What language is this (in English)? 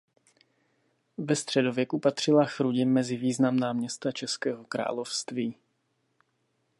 Czech